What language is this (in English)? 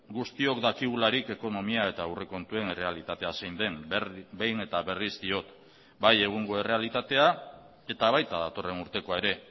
Basque